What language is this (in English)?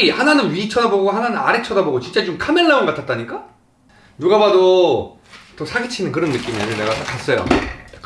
Korean